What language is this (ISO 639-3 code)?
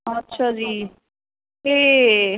pan